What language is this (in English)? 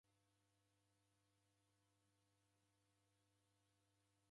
Taita